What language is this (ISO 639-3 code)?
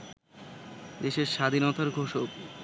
ben